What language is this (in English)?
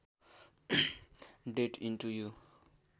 Nepali